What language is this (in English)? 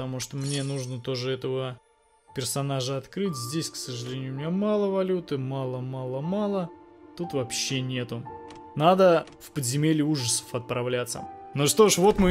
Russian